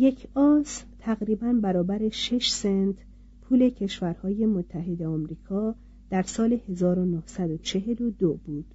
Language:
Persian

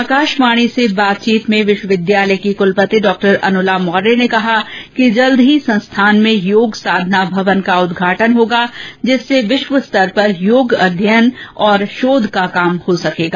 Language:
Hindi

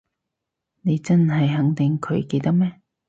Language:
Cantonese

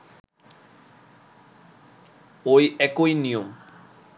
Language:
Bangla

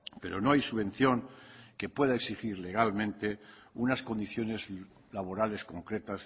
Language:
Spanish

